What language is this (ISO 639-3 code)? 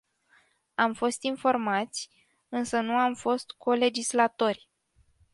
ron